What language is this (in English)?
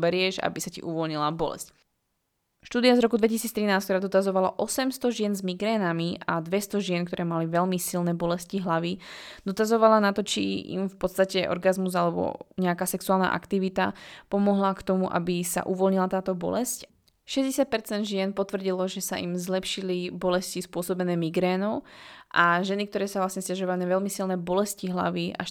Slovak